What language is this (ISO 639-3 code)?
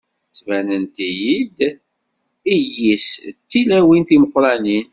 kab